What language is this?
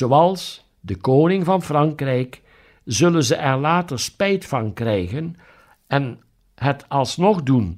Dutch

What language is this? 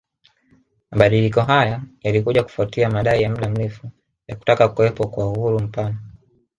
Swahili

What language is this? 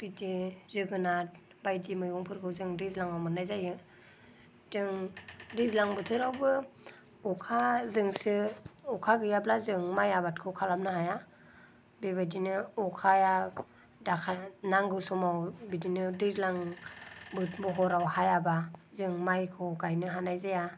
Bodo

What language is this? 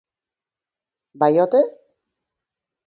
Basque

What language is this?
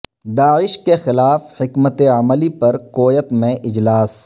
Urdu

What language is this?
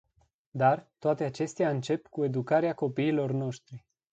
Romanian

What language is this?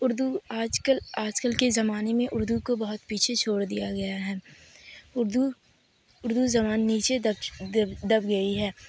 Urdu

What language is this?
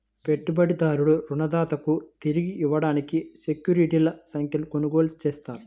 Telugu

